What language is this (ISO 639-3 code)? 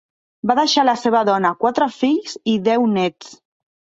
cat